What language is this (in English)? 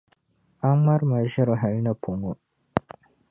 Dagbani